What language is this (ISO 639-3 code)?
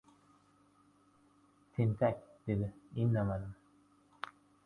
uzb